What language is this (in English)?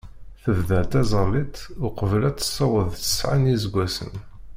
Kabyle